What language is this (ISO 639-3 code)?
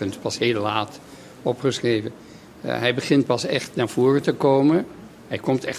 nld